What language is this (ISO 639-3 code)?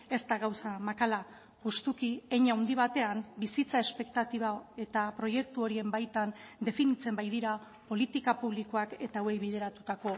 eus